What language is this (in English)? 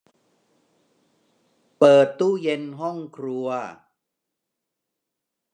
Thai